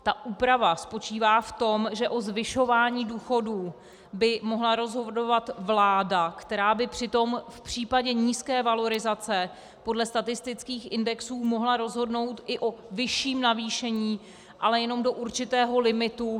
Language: Czech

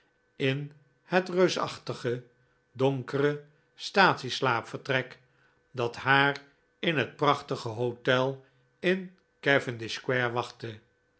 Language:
Dutch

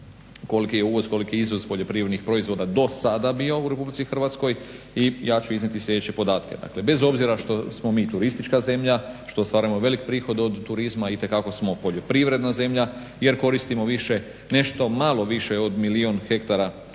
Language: Croatian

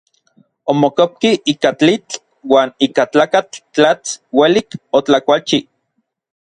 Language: Orizaba Nahuatl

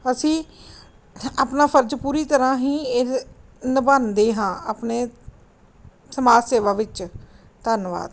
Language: Punjabi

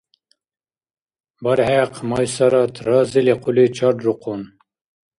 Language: Dargwa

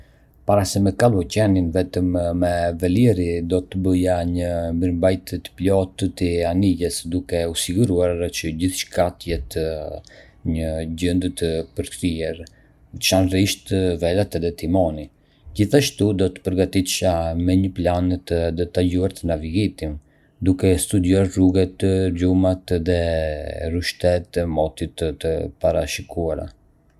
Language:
Arbëreshë Albanian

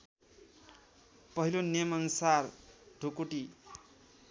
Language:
Nepali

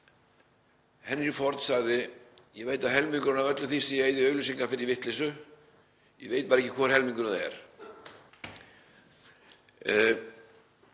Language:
Icelandic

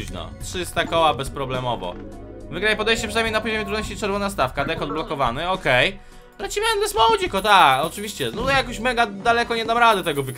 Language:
Polish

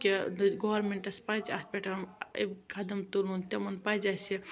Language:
Kashmiri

